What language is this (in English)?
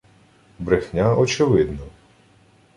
Ukrainian